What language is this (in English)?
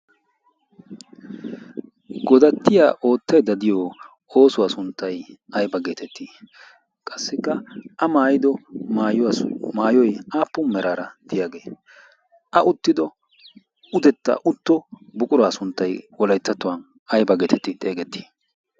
Wolaytta